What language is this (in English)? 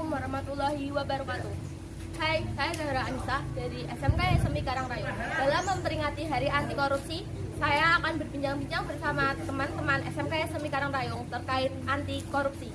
Indonesian